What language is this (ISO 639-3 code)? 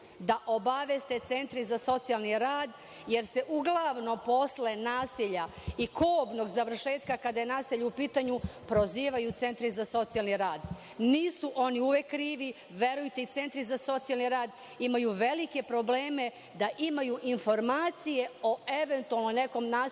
srp